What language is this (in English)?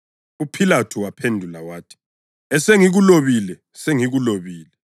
North Ndebele